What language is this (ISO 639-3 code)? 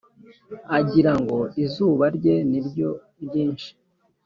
kin